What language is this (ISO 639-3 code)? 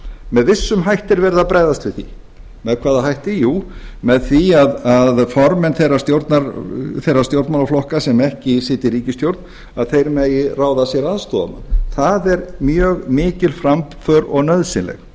isl